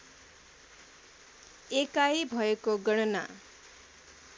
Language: Nepali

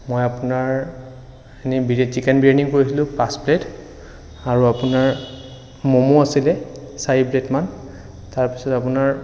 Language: Assamese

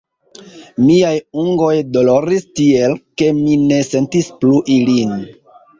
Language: Esperanto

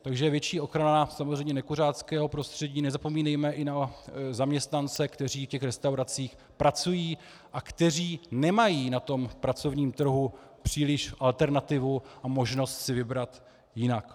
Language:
Czech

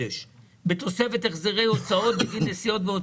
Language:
Hebrew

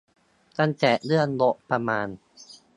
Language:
Thai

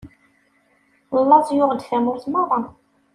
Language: Kabyle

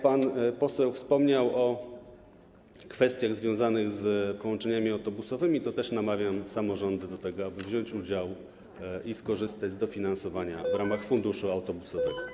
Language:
Polish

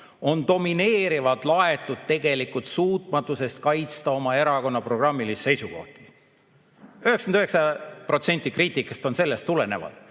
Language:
Estonian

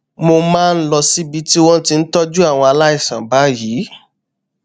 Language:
Yoruba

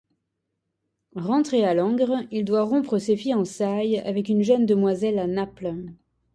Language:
French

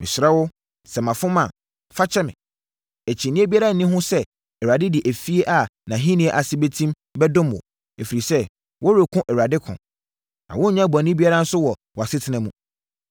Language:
Akan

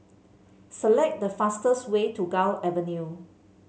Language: English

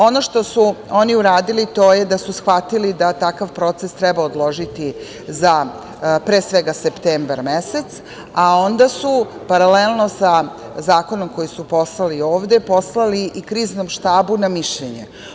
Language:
Serbian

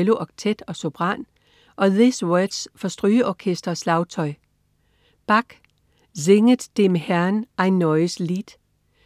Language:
Danish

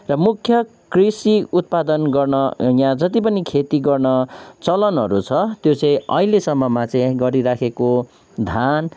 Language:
Nepali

